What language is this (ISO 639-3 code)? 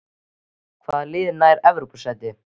isl